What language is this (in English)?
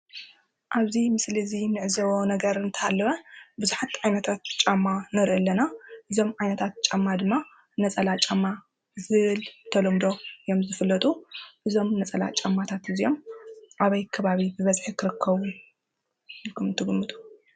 Tigrinya